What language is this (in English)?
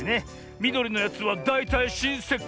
Japanese